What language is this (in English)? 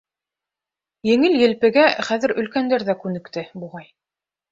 Bashkir